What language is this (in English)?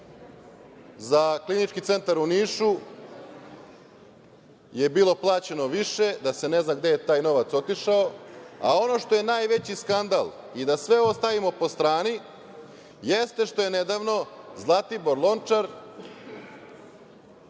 Serbian